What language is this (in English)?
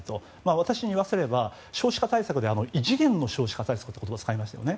Japanese